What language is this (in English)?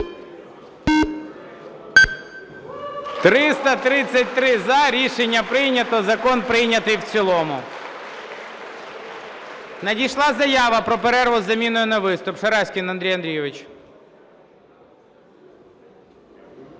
Ukrainian